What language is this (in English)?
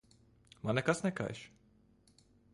Latvian